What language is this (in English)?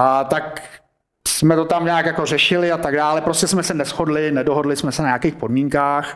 Czech